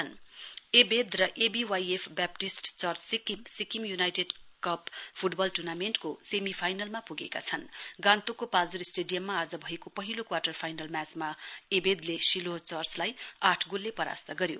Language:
Nepali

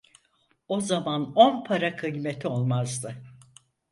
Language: Turkish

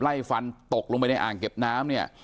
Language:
Thai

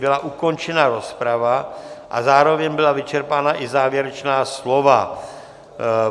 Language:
Czech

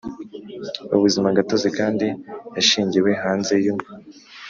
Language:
Kinyarwanda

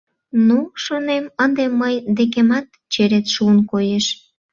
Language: Mari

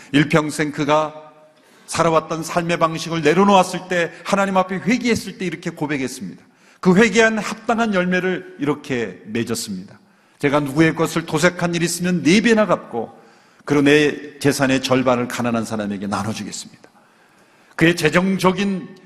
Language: Korean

